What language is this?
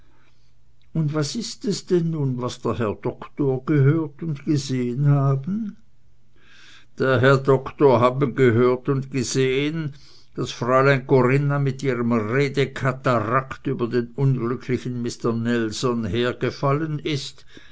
German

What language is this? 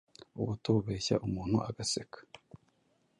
Kinyarwanda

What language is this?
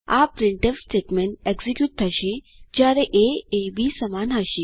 Gujarati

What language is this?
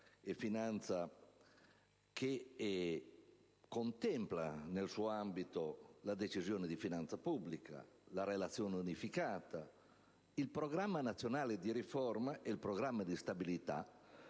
Italian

